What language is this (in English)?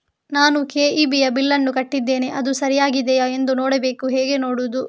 Kannada